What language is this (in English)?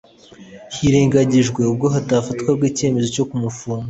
Kinyarwanda